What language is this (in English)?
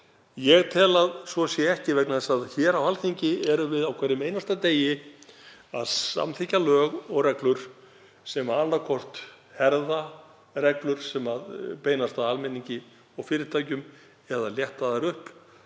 Icelandic